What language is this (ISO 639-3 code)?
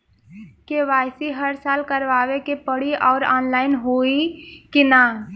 bho